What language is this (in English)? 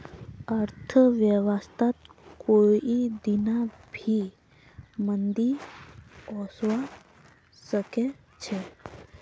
Magahi